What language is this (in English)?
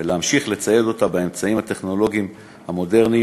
Hebrew